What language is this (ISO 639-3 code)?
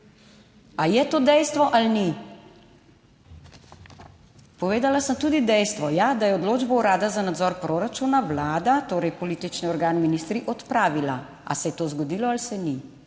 slv